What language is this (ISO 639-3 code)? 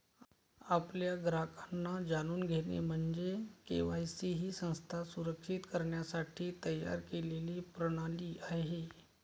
mar